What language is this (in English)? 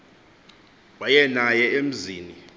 Xhosa